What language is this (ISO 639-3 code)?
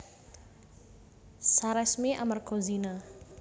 jav